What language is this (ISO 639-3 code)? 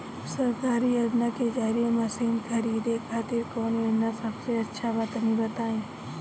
bho